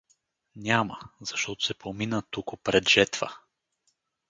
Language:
Bulgarian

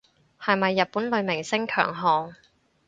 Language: Cantonese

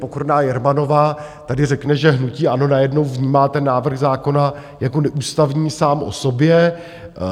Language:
Czech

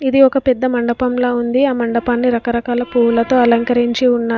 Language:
Telugu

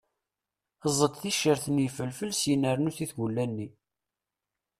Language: Kabyle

